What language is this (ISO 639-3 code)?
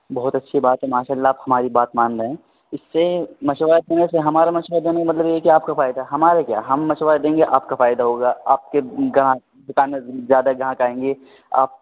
urd